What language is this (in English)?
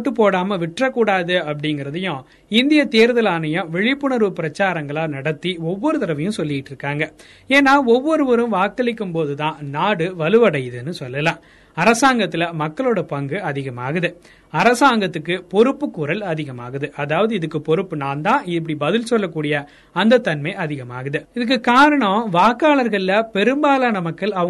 Tamil